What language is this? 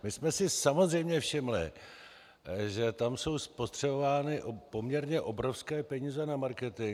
Czech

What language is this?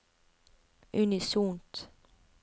Norwegian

